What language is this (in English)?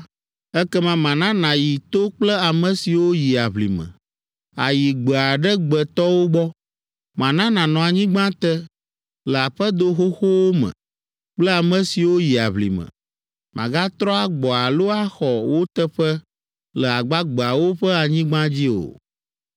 Ewe